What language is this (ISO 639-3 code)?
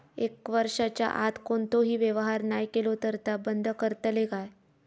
mar